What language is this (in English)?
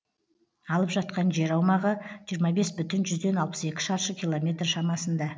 Kazakh